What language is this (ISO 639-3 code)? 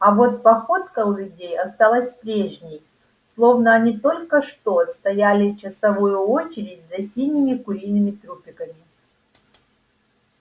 rus